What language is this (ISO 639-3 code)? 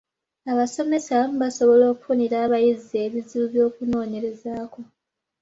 lug